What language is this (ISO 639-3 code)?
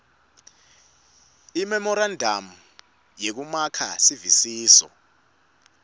ssw